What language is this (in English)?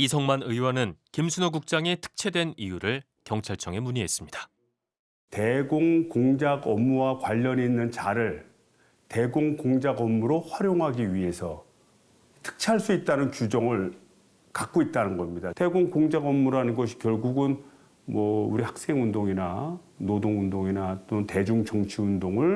Korean